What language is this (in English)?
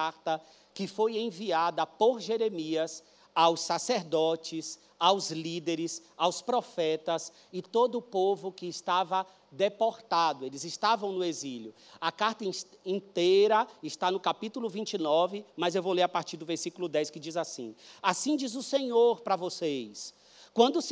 Portuguese